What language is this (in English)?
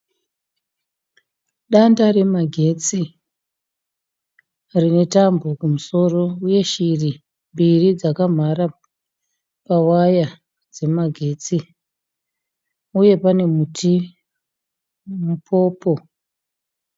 Shona